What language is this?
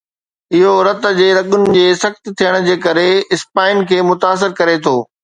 Sindhi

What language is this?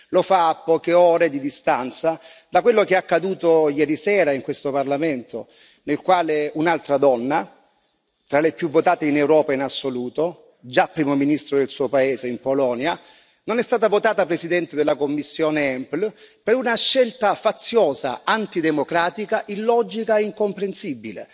Italian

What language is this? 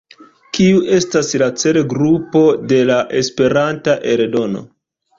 Esperanto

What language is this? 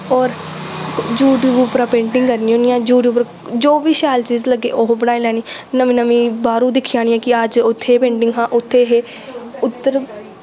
Dogri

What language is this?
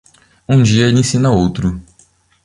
Portuguese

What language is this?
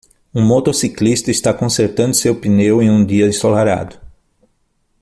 Portuguese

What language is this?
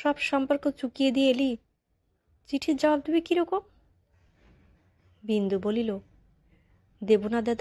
Romanian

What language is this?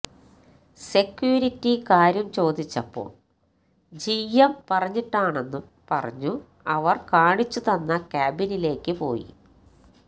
Malayalam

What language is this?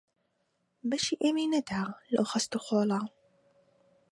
Central Kurdish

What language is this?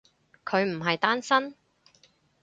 Cantonese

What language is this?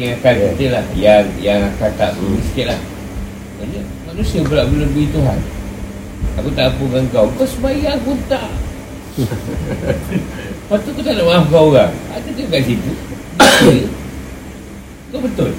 Malay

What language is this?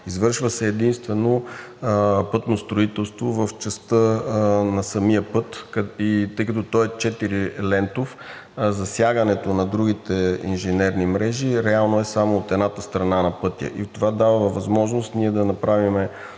Bulgarian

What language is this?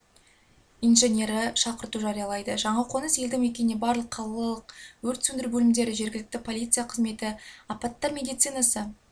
Kazakh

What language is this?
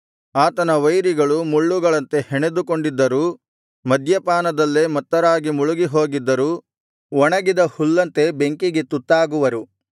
Kannada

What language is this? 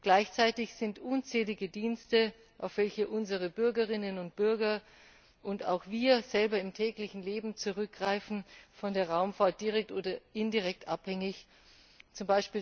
German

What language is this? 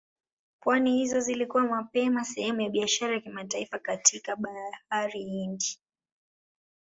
Swahili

